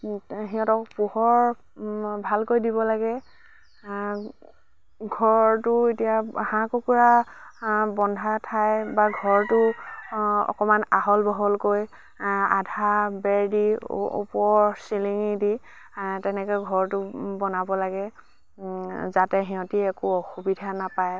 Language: Assamese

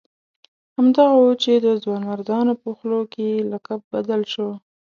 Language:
Pashto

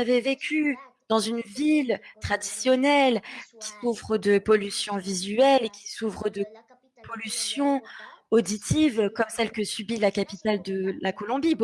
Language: French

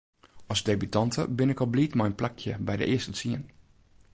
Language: Western Frisian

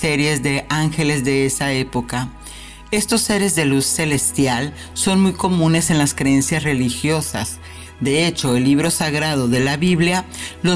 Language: Spanish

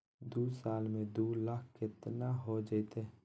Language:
Magahi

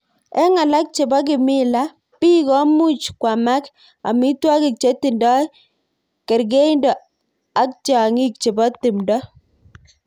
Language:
Kalenjin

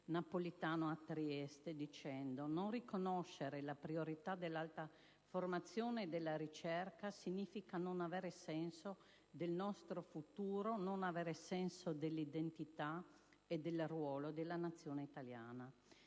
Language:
Italian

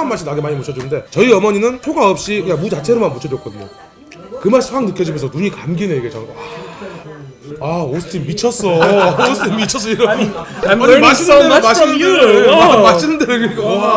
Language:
Korean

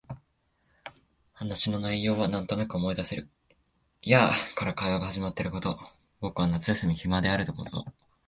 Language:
Japanese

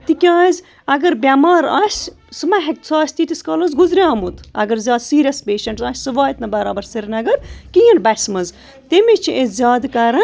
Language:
Kashmiri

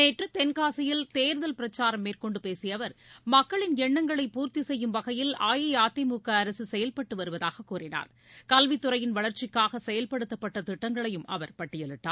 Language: Tamil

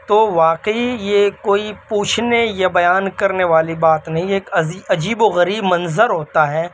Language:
Urdu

